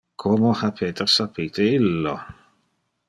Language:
Interlingua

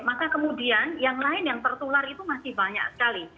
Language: Indonesian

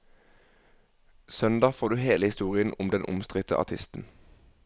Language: Norwegian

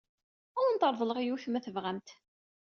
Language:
Kabyle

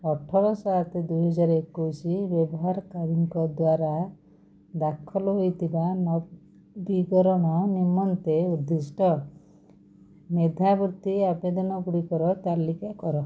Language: Odia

